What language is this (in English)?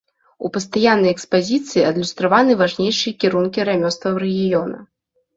Belarusian